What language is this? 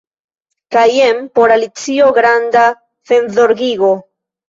Esperanto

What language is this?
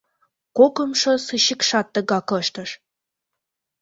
Mari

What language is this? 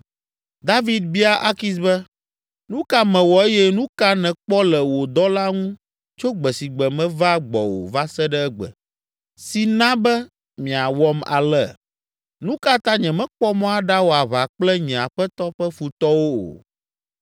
Ewe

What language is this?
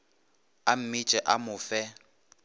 Northern Sotho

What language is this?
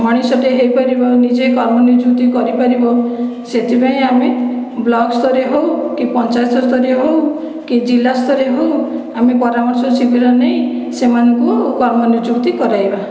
Odia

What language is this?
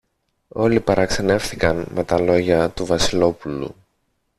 Greek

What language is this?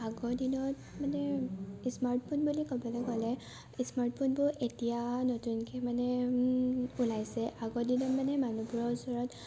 Assamese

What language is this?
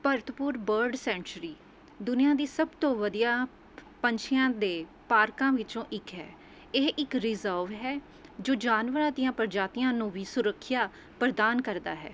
Punjabi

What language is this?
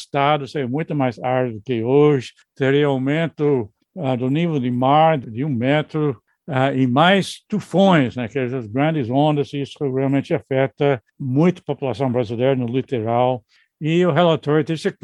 Portuguese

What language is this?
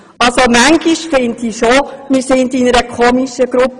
Swiss German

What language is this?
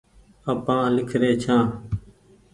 Goaria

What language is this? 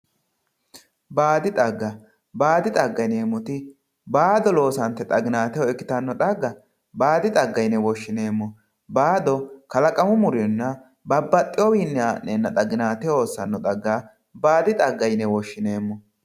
Sidamo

